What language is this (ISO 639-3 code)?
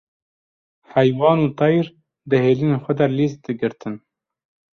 kur